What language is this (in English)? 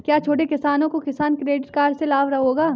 Hindi